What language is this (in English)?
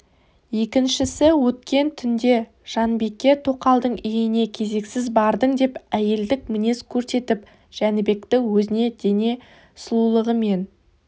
Kazakh